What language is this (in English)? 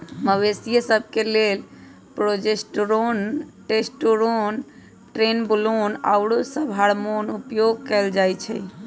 Magahi